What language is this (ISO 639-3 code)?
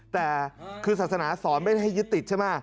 tha